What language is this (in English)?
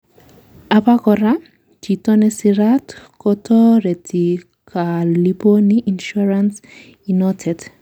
Kalenjin